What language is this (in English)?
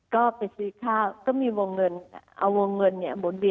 Thai